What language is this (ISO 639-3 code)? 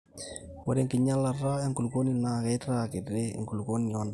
mas